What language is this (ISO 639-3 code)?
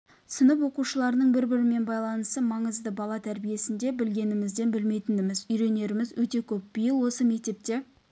kaz